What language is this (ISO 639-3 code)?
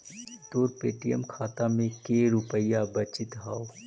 mag